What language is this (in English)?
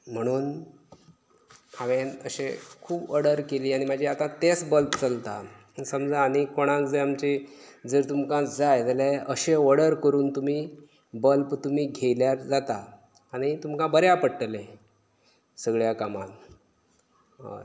Konkani